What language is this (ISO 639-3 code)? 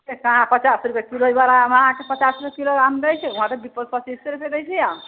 mai